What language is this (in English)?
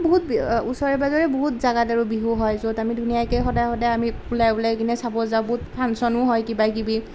Assamese